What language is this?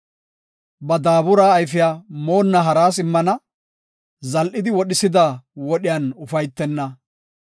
Gofa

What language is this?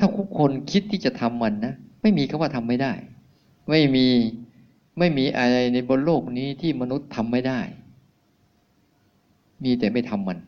Thai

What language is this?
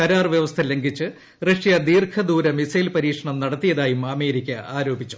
Malayalam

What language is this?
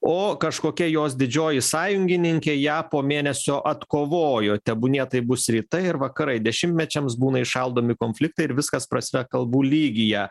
Lithuanian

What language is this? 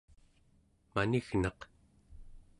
Central Yupik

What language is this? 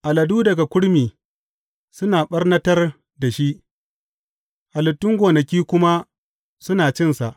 Hausa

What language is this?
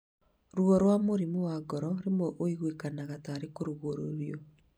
Kikuyu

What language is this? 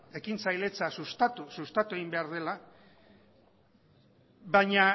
Basque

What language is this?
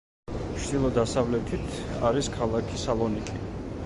Georgian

